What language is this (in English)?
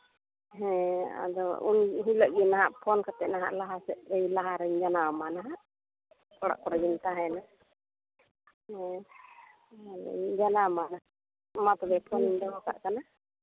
Santali